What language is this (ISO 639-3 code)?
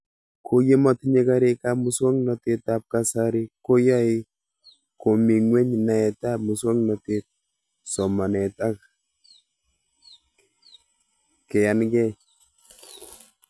kln